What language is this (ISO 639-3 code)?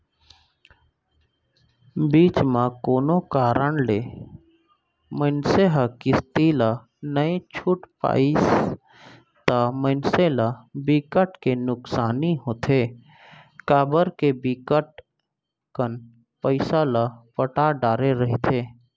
hne